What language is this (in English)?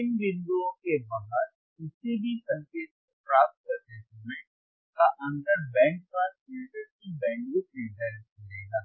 Hindi